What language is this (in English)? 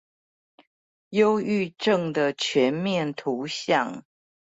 Chinese